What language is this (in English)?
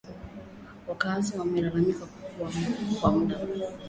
Swahili